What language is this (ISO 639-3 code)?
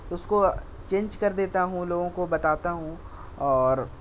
urd